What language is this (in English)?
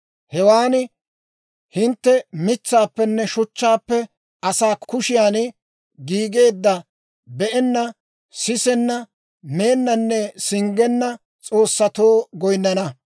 Dawro